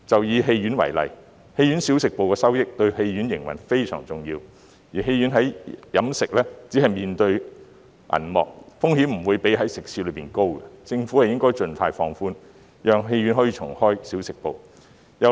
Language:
Cantonese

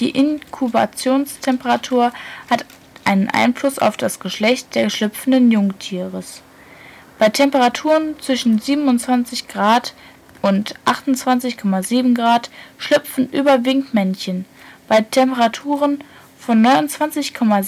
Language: German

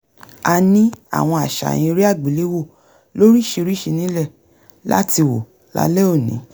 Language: Yoruba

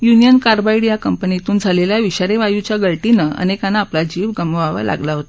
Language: Marathi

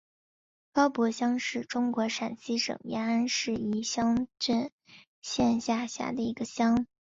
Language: Chinese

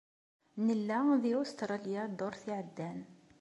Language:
Kabyle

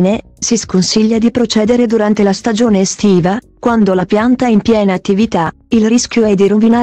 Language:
Italian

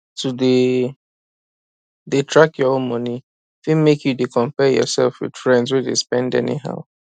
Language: Nigerian Pidgin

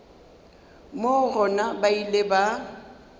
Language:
Northern Sotho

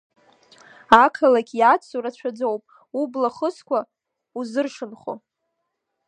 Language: Abkhazian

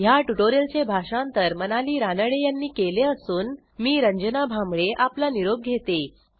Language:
Marathi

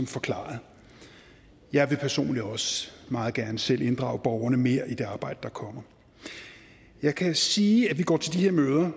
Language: Danish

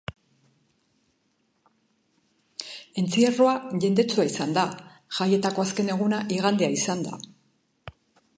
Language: Basque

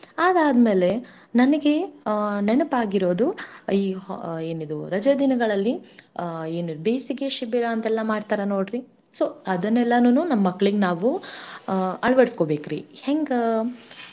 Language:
Kannada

